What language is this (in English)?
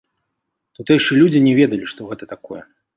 Belarusian